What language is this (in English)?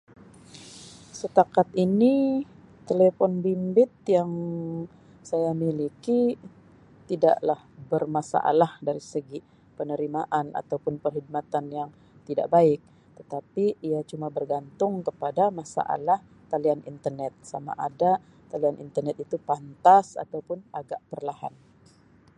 Sabah Malay